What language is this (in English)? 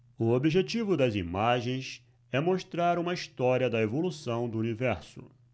Portuguese